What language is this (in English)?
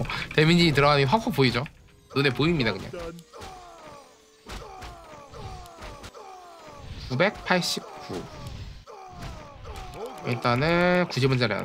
Korean